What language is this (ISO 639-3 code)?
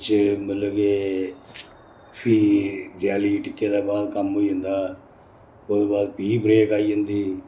doi